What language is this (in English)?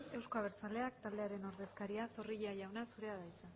Basque